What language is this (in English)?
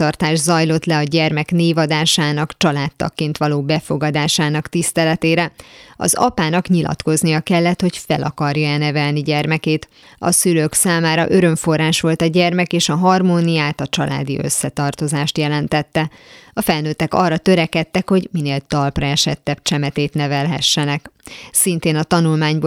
Hungarian